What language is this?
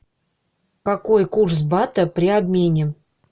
Russian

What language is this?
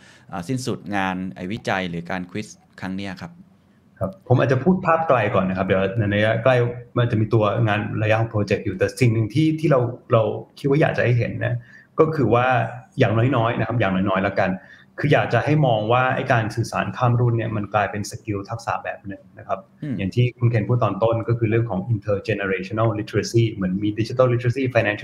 Thai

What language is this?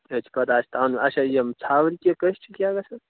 Kashmiri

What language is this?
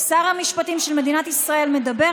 Hebrew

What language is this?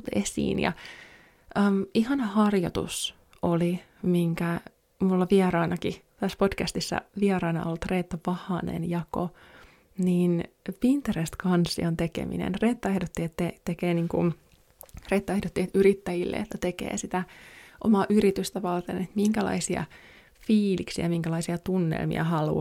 Finnish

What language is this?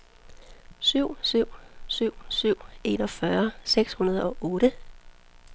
Danish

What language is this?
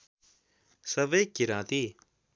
Nepali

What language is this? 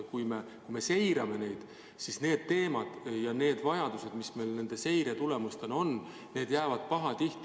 Estonian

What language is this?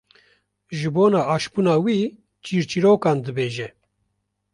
Kurdish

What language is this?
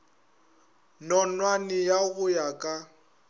Northern Sotho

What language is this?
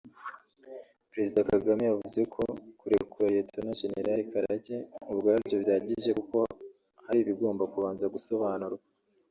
Kinyarwanda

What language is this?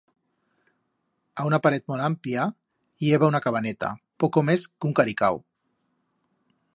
Aragonese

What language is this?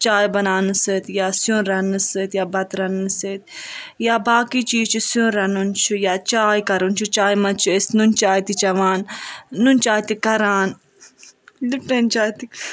Kashmiri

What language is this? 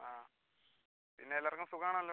Malayalam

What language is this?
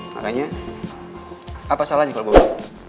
Indonesian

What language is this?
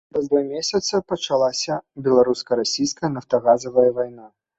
Belarusian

